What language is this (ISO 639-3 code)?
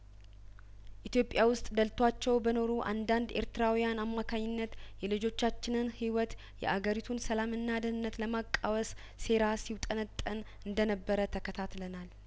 amh